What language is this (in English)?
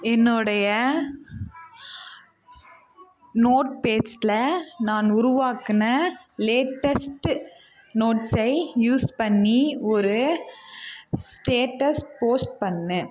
Tamil